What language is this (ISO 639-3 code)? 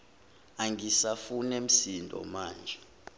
zul